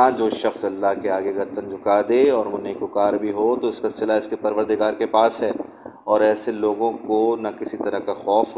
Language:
Urdu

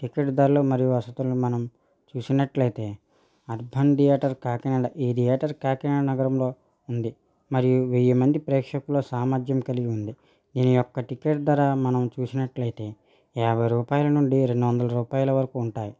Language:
Telugu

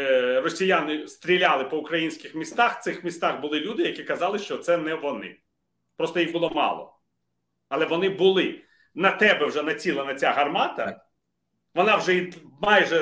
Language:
Ukrainian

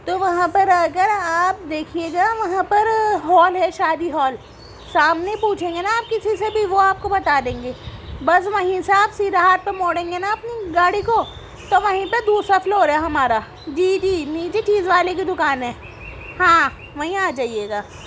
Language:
Urdu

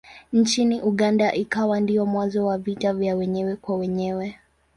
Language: Swahili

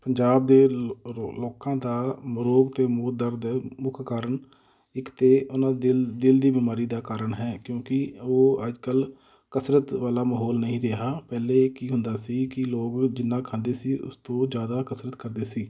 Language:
Punjabi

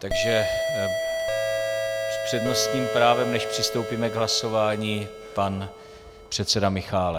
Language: Czech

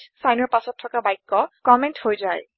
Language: Assamese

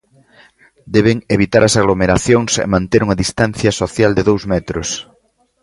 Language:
Galician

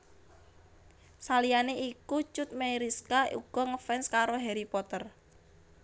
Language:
Javanese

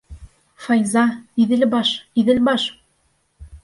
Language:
Bashkir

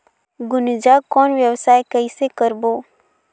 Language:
Chhattisgarhi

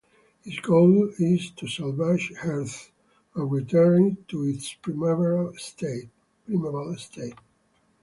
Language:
English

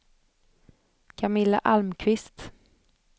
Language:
Swedish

